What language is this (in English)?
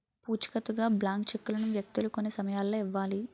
Telugu